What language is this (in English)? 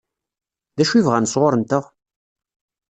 Kabyle